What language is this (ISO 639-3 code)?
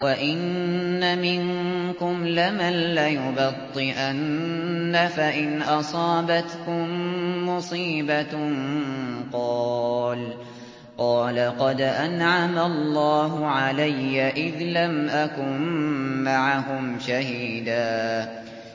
ara